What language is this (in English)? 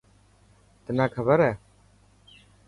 Dhatki